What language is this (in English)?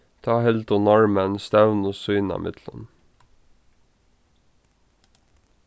Faroese